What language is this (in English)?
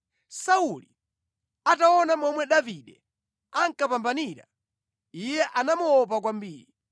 Nyanja